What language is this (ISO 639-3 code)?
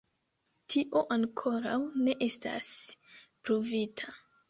epo